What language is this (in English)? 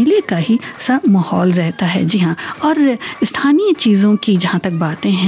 Hindi